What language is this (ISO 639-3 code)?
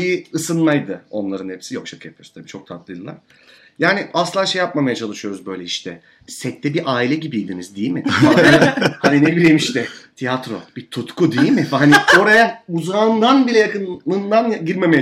tur